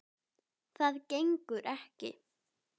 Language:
Icelandic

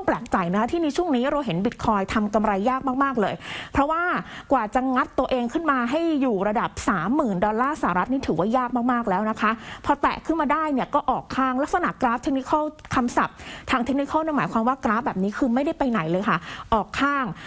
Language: Thai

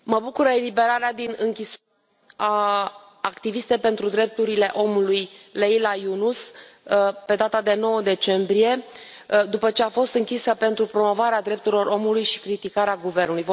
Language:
Romanian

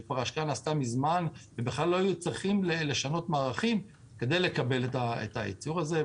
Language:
Hebrew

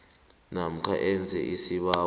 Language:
South Ndebele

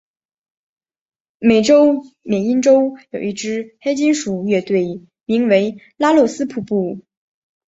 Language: Chinese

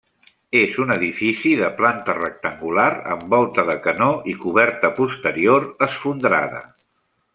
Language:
Catalan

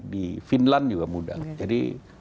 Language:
Indonesian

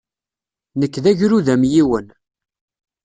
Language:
Kabyle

